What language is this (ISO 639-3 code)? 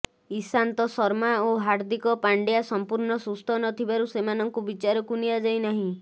ori